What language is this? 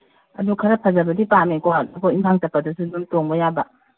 Manipuri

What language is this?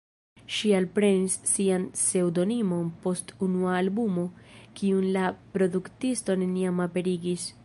Esperanto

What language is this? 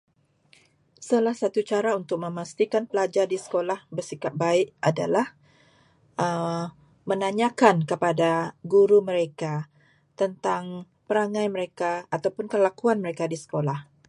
Malay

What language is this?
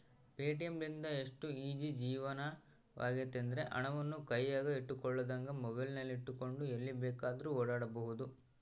Kannada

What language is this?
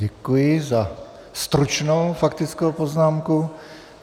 Czech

